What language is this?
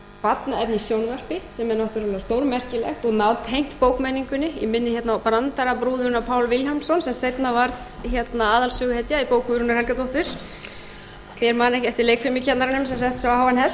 Icelandic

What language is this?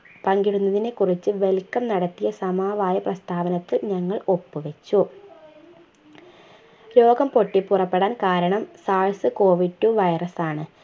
Malayalam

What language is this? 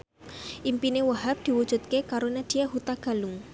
Javanese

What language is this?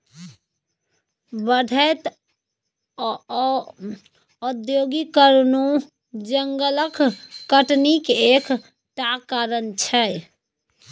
Maithili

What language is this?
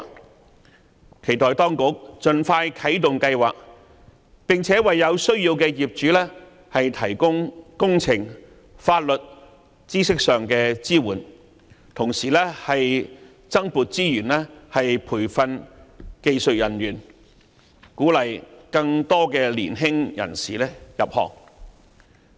Cantonese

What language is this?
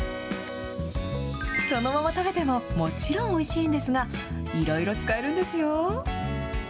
Japanese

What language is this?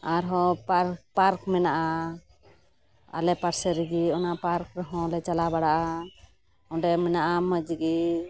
Santali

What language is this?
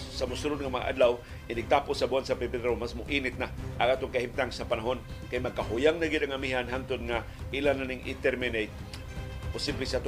Filipino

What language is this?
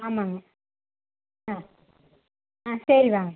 Tamil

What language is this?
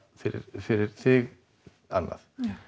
Icelandic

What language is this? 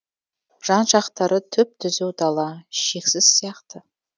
Kazakh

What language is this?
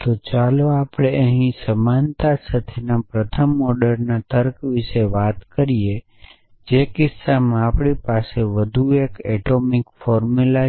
Gujarati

